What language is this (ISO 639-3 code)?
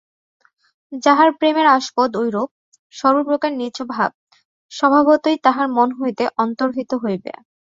ben